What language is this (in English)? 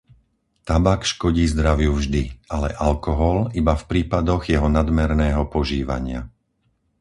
Slovak